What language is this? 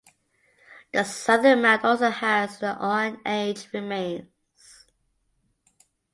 English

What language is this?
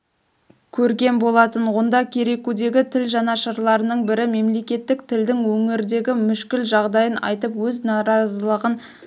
Kazakh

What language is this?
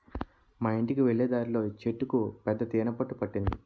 Telugu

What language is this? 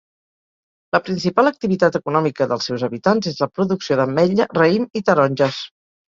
Catalan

